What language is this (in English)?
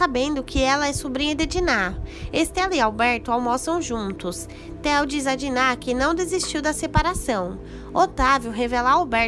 Portuguese